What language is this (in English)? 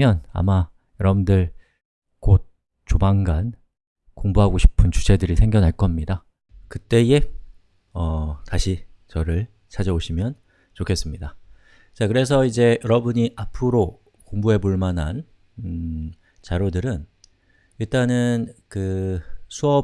Korean